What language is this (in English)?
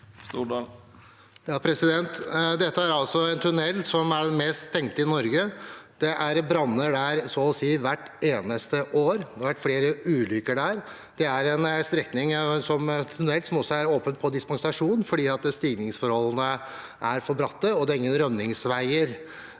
Norwegian